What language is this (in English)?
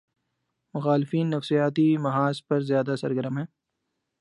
Urdu